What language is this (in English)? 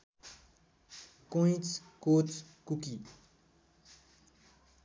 Nepali